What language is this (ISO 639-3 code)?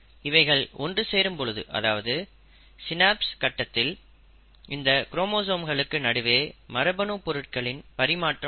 tam